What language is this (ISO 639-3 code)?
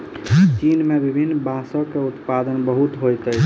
mai